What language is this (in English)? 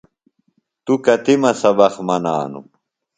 Phalura